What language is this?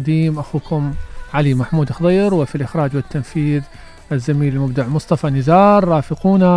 Arabic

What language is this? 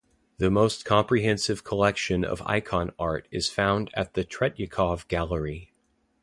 English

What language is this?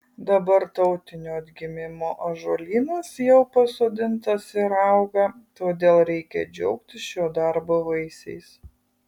Lithuanian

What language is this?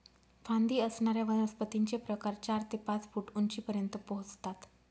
Marathi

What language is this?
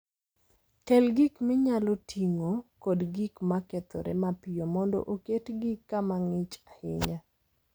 Luo (Kenya and Tanzania)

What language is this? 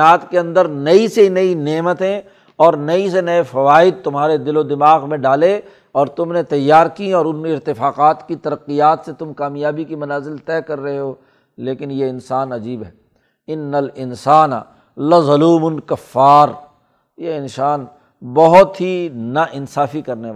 Urdu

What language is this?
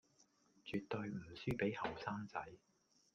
Cantonese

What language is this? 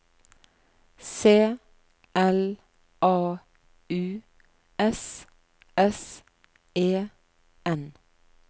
Norwegian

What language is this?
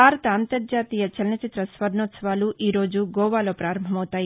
Telugu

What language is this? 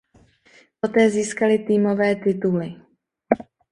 Czech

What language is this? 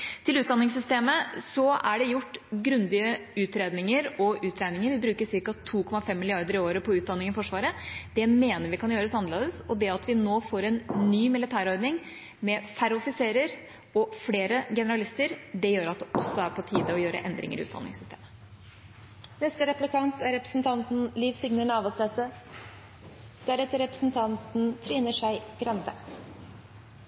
Norwegian Bokmål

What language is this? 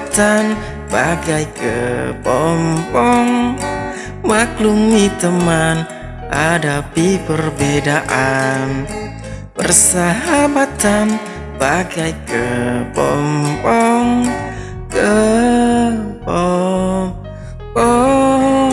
Indonesian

